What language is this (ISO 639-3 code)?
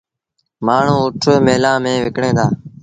sbn